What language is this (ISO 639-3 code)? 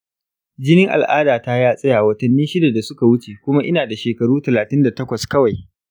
hau